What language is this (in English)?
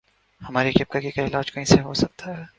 Urdu